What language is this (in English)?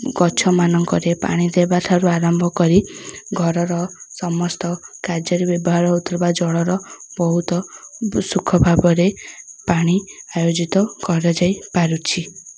Odia